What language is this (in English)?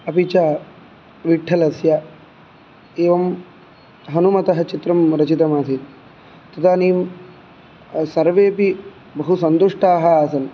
Sanskrit